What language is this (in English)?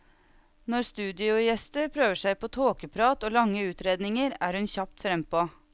Norwegian